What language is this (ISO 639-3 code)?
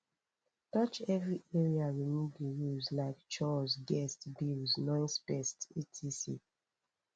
pcm